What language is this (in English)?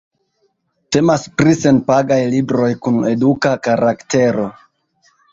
Esperanto